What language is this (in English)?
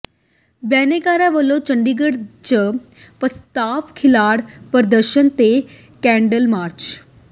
Punjabi